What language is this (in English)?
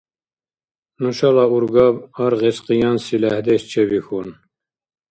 Dargwa